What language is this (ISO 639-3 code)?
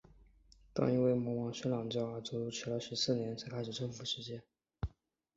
zho